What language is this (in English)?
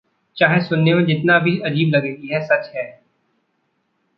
Hindi